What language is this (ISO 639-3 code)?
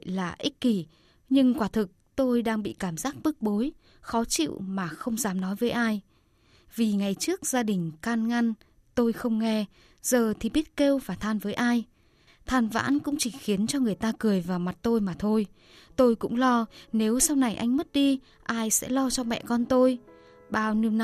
vie